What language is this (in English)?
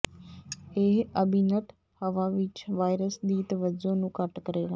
Punjabi